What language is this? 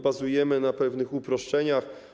Polish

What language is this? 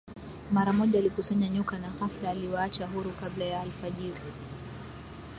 Swahili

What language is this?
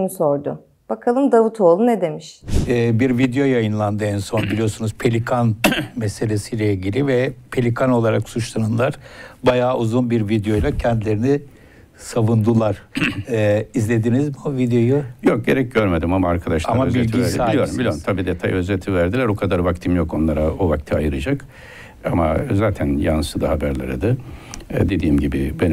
Turkish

